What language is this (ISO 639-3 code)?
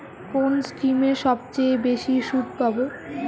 ben